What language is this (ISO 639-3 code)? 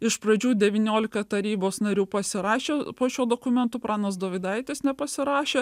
lit